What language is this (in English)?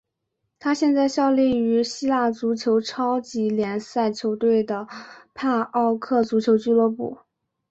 Chinese